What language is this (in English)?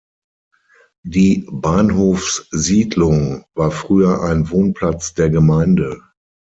German